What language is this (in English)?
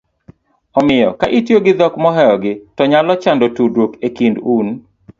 Luo (Kenya and Tanzania)